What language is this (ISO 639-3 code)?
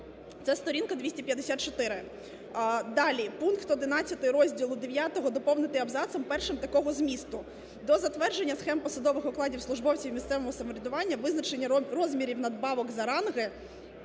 ukr